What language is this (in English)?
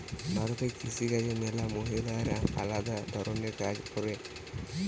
Bangla